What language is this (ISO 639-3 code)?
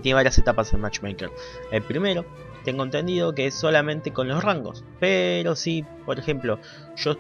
spa